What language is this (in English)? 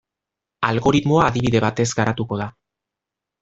Basque